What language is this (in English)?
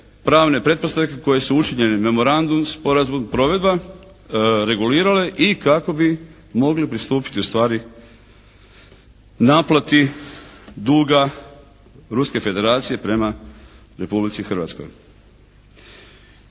Croatian